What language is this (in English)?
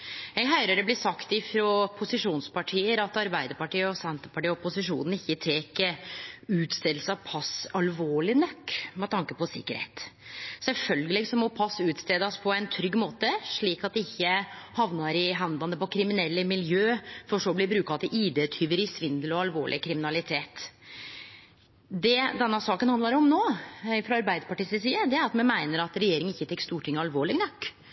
Norwegian Nynorsk